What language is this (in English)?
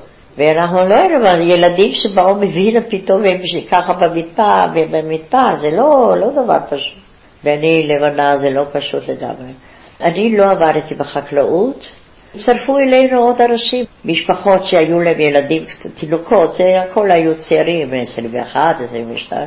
Hebrew